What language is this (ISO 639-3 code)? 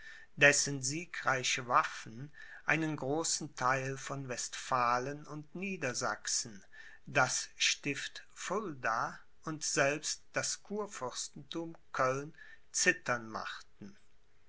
deu